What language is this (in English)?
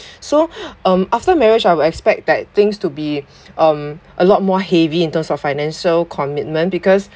English